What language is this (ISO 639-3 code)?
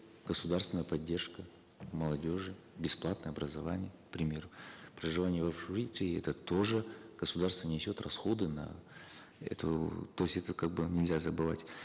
kaz